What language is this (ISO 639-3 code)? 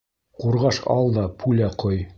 bak